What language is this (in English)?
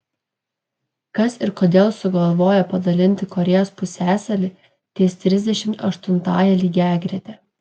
Lithuanian